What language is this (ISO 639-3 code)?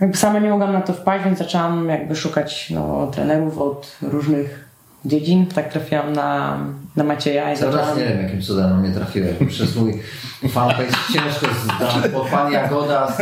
pol